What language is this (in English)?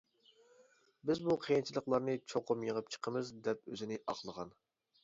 Uyghur